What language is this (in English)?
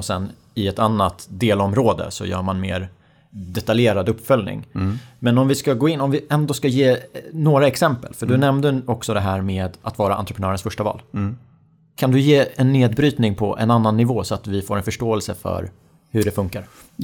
Swedish